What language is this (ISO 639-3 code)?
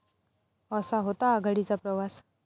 mar